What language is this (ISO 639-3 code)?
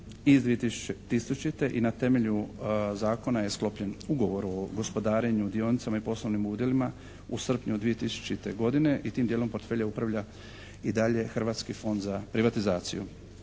hrv